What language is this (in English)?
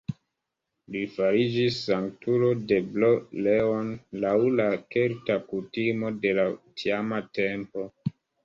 Esperanto